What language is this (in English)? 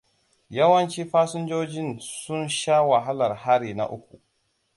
Hausa